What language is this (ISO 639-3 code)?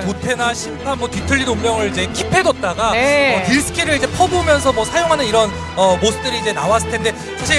kor